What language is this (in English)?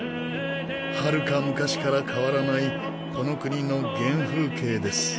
Japanese